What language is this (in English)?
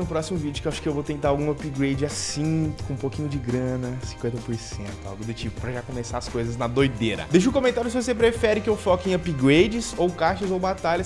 Portuguese